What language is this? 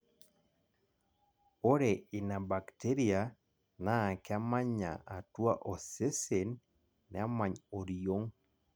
Masai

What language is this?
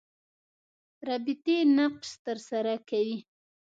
Pashto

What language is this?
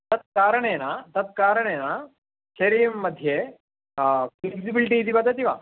Sanskrit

